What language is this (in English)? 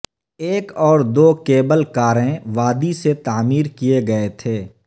Urdu